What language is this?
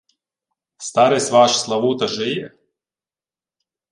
Ukrainian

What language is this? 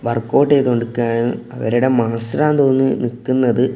Malayalam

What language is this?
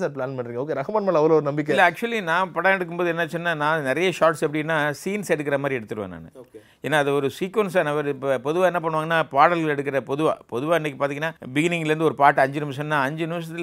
Tamil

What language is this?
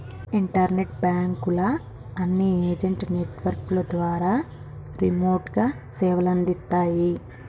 Telugu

